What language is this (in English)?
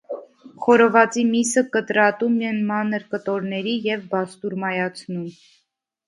Armenian